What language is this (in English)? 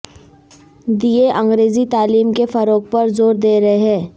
Urdu